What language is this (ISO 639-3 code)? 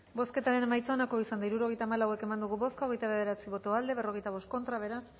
eus